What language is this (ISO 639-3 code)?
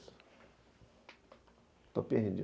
por